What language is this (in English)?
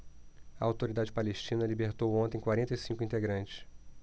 Portuguese